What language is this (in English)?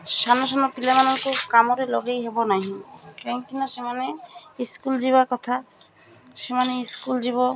Odia